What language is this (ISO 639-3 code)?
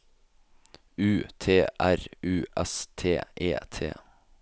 nor